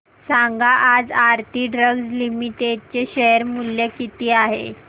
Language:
Marathi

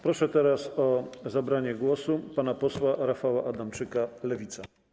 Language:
Polish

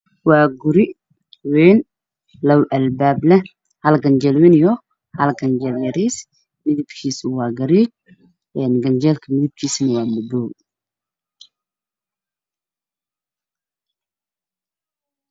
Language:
Somali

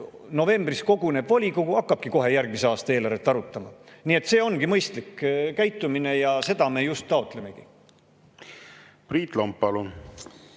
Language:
Estonian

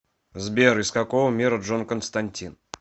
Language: Russian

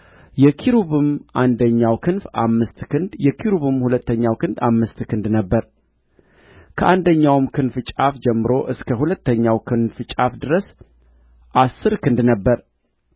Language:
Amharic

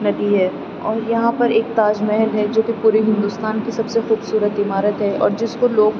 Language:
Urdu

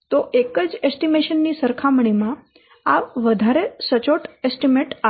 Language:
Gujarati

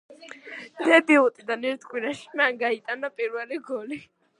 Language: Georgian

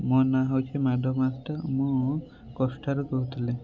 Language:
Odia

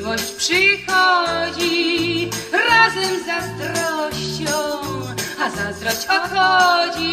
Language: Greek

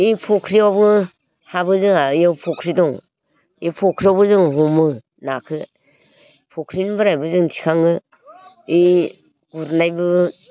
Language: Bodo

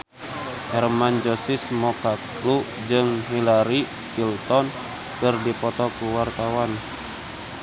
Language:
Sundanese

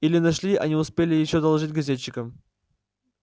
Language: Russian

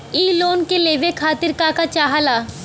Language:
Bhojpuri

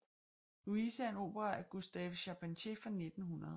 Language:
Danish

